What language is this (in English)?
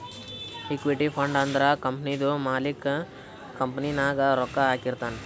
Kannada